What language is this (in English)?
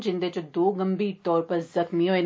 Dogri